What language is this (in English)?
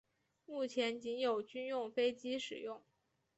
Chinese